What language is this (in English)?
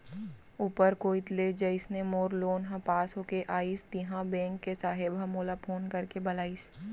Chhattisgarhi